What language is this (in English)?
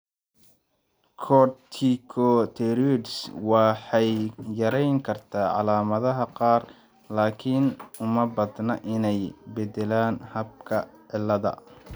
Somali